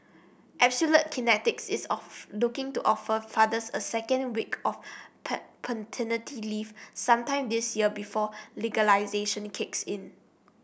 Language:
English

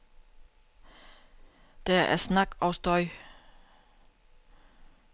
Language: Danish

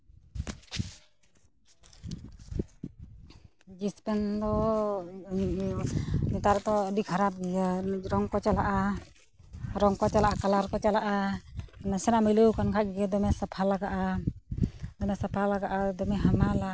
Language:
Santali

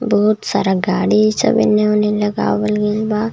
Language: Bhojpuri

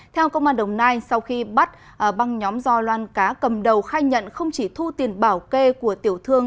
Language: Vietnamese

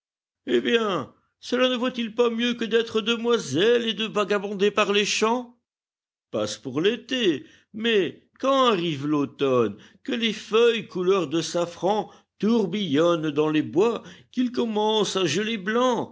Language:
French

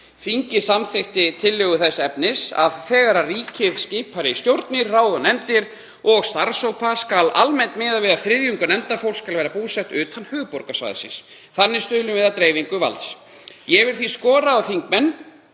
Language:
Icelandic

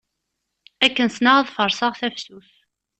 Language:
Kabyle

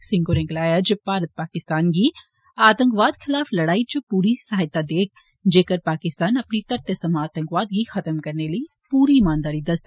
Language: Dogri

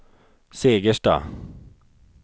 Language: Swedish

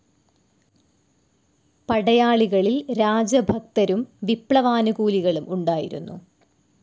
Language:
Malayalam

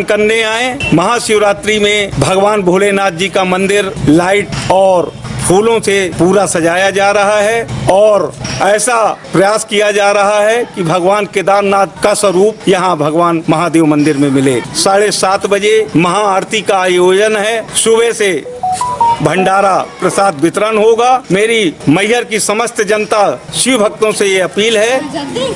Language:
Hindi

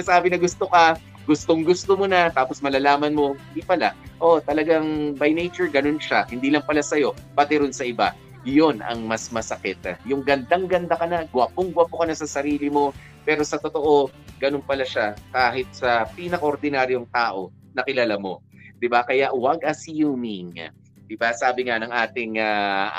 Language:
Filipino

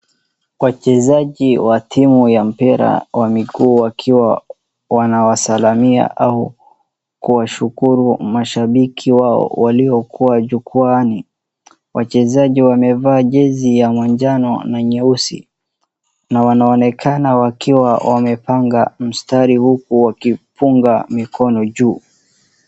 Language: Swahili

